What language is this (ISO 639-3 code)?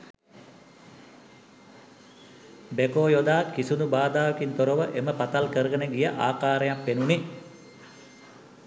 sin